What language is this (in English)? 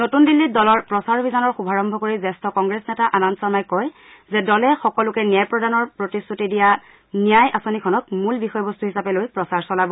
Assamese